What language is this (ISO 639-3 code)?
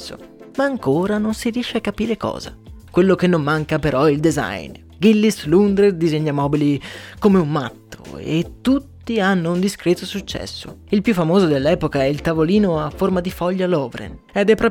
ita